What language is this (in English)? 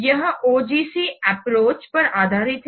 Hindi